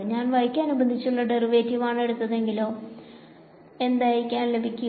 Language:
Malayalam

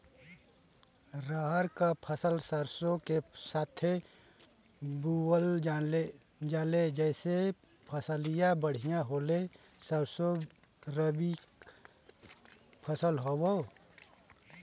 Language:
Bhojpuri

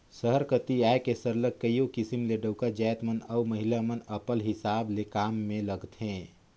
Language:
Chhattisgarhi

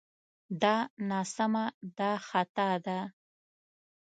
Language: Pashto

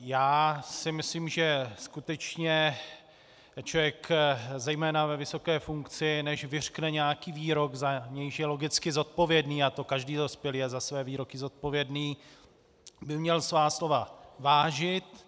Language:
Czech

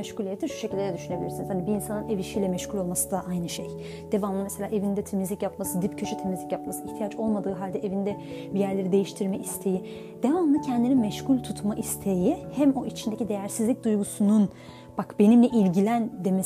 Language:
Turkish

